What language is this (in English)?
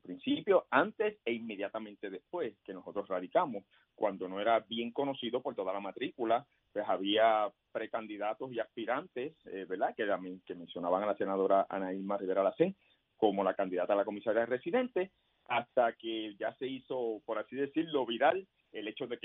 Spanish